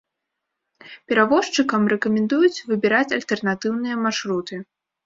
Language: Belarusian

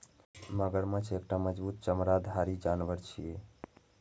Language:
Maithili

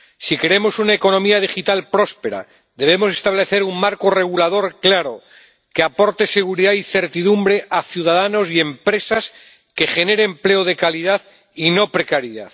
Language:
Spanish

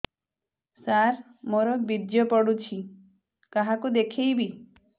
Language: Odia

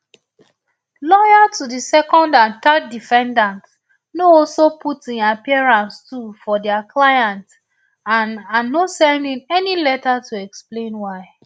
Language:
Nigerian Pidgin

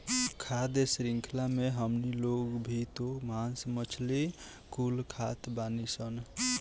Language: Bhojpuri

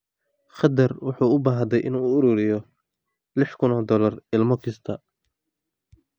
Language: Somali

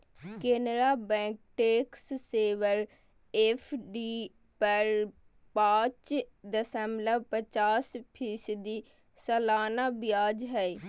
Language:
Magahi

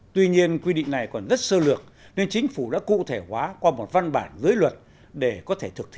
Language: Vietnamese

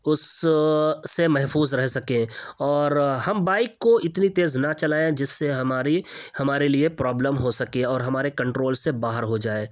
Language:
Urdu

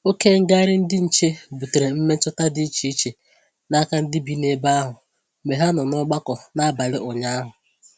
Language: Igbo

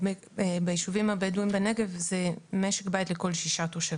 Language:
Hebrew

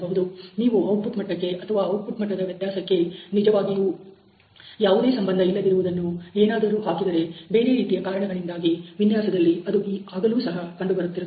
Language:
Kannada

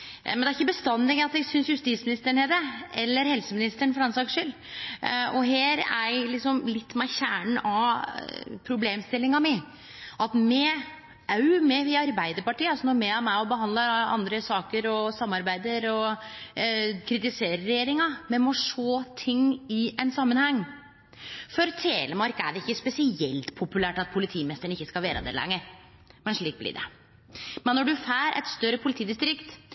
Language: Norwegian Nynorsk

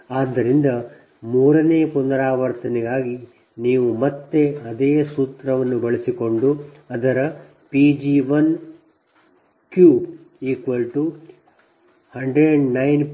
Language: Kannada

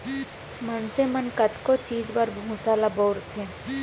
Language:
Chhattisgarhi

